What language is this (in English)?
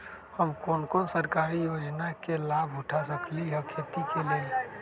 Magahi